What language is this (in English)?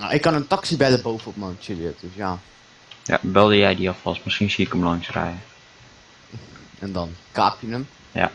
Dutch